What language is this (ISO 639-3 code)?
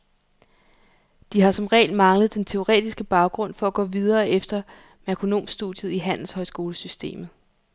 dan